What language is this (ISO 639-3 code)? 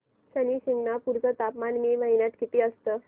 mar